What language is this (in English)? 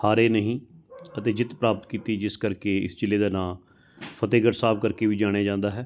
Punjabi